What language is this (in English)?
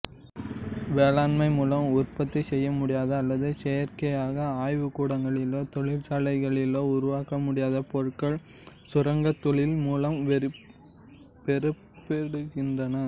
Tamil